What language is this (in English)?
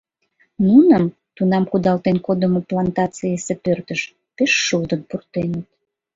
Mari